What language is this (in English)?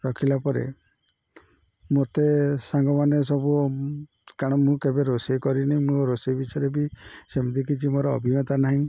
Odia